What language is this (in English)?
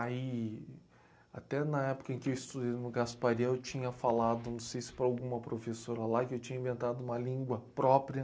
Portuguese